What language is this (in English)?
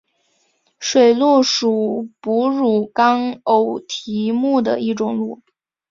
Chinese